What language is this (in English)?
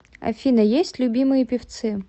Russian